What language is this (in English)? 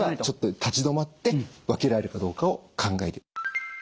Japanese